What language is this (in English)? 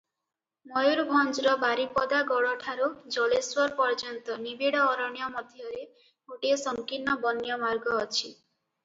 Odia